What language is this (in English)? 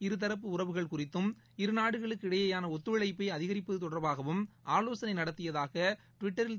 Tamil